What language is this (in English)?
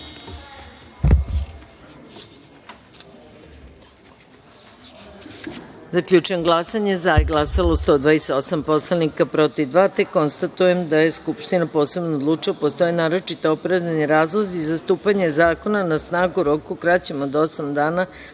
Serbian